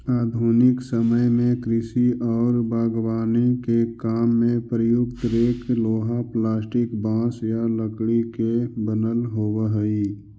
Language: Magahi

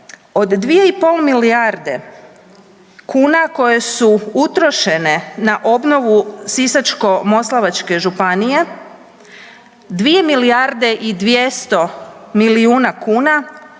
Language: Croatian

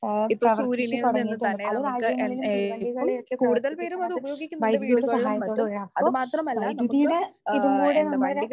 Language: Malayalam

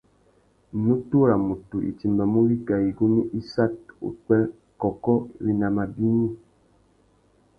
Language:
Tuki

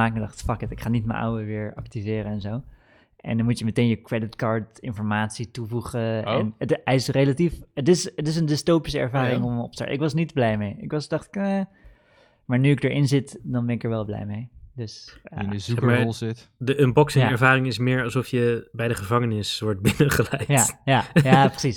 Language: Dutch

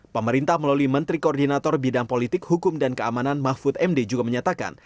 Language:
Indonesian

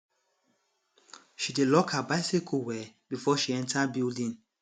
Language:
Nigerian Pidgin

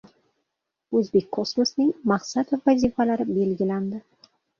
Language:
Uzbek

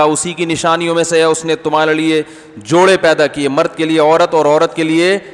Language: Hindi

